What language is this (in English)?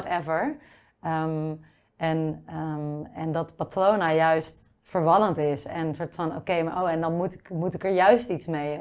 Dutch